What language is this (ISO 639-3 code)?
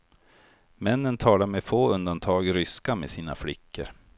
swe